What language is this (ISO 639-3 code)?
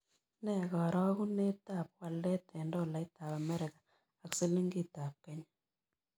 kln